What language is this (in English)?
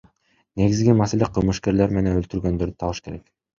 Kyrgyz